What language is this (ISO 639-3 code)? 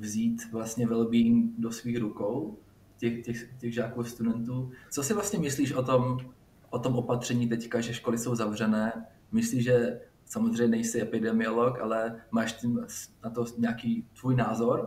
ces